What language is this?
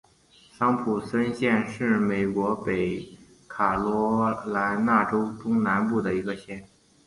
Chinese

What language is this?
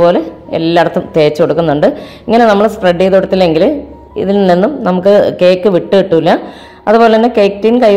Arabic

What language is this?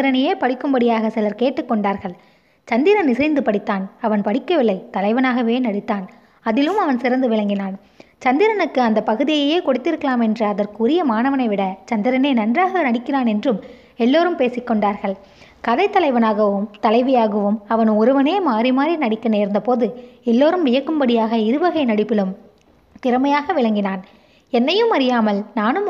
Tamil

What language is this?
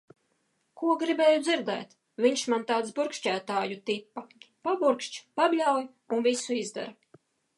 Latvian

